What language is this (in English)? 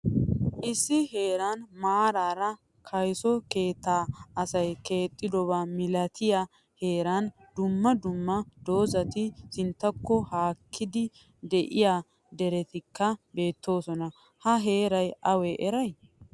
Wolaytta